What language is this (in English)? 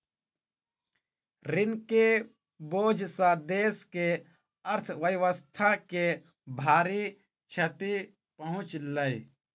Maithili